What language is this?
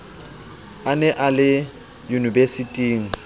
Southern Sotho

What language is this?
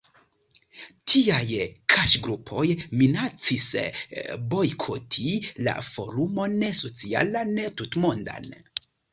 Esperanto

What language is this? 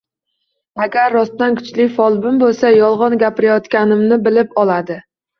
Uzbek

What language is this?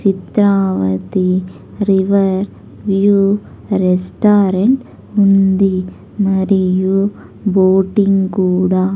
Telugu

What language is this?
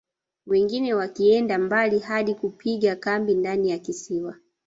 Swahili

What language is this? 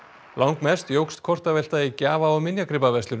Icelandic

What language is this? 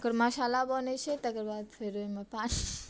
Maithili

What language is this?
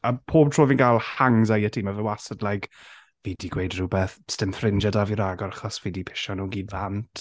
Welsh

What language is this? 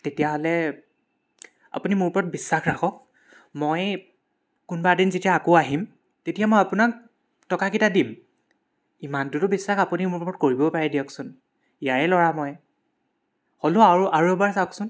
Assamese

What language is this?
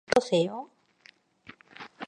Korean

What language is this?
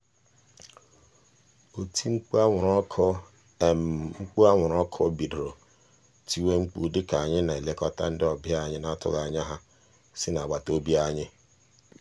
Igbo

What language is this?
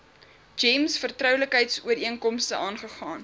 Afrikaans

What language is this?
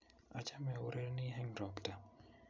Kalenjin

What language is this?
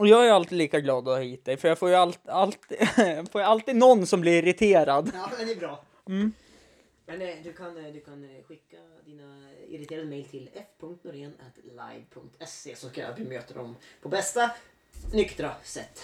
Swedish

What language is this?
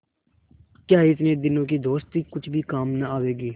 Hindi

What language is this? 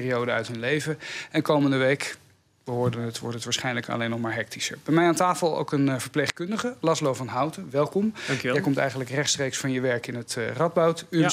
Dutch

